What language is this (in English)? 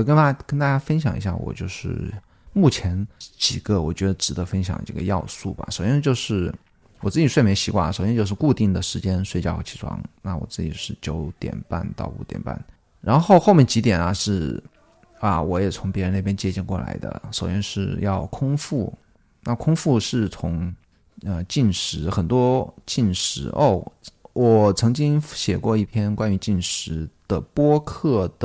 Chinese